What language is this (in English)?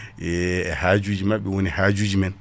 Fula